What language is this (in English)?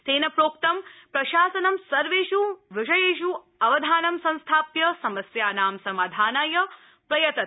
Sanskrit